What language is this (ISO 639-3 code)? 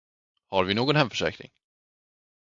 swe